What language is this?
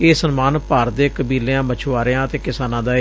Punjabi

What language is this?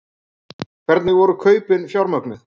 Icelandic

